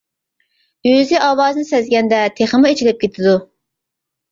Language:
Uyghur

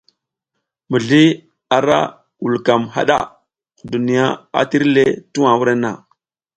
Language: South Giziga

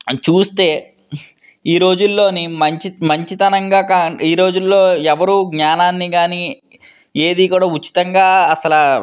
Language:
Telugu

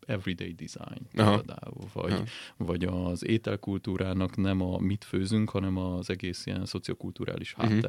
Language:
Hungarian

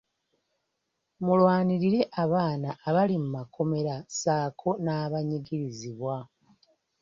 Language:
Ganda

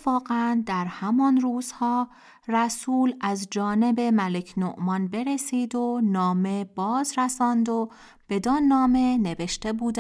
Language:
Persian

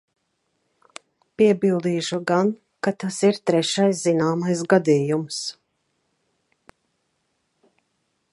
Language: Latvian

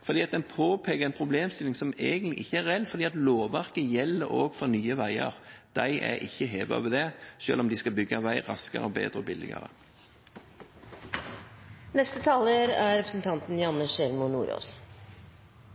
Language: Norwegian Bokmål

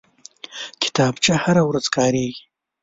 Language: Pashto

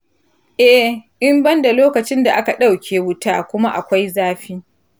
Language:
Hausa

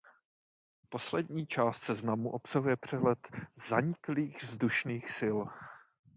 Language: Czech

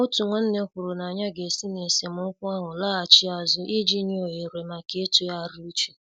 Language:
Igbo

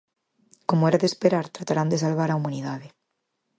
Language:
Galician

